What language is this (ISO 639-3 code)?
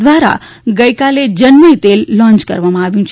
guj